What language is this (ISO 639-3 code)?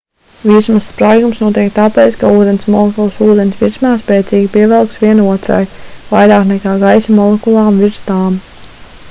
lav